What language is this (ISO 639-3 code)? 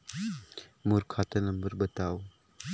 hne